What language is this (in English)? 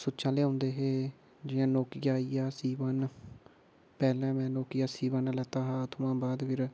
Dogri